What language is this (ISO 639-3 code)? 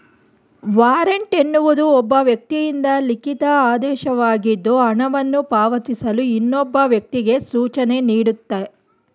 kan